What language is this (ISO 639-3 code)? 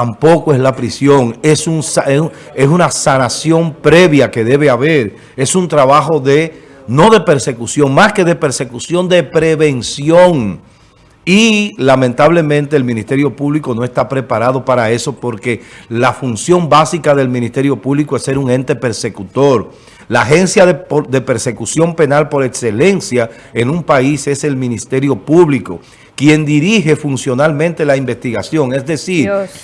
spa